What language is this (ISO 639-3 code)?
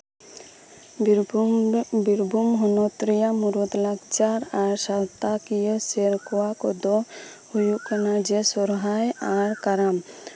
sat